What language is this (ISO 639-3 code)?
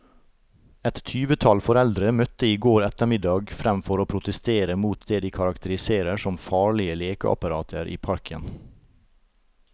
nor